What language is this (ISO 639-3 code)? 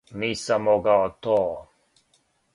srp